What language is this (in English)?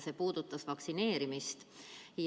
Estonian